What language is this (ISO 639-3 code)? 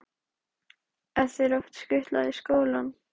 isl